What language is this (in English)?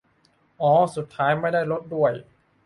Thai